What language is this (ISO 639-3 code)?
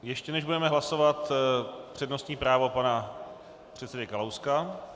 ces